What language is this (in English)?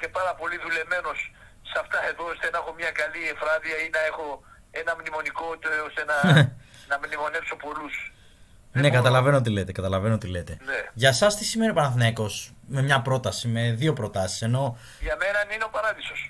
Greek